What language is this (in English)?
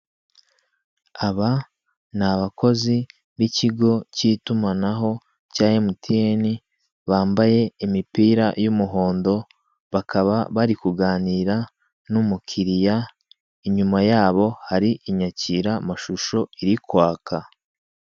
Kinyarwanda